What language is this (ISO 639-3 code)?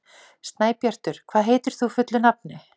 isl